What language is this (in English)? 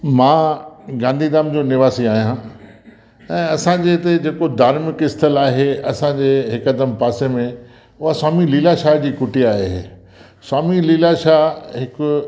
Sindhi